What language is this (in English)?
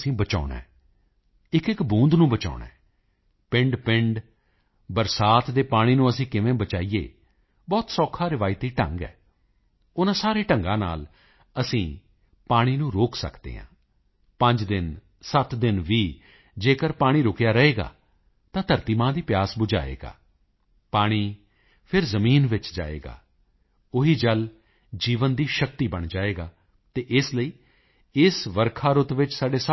Punjabi